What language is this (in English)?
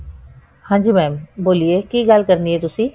Punjabi